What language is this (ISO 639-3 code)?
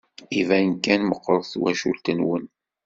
kab